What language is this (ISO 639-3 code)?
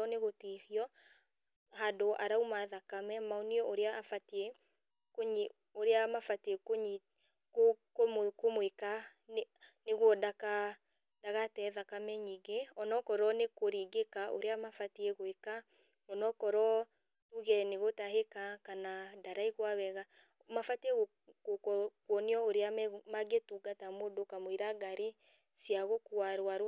kik